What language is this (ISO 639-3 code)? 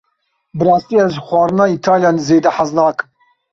kur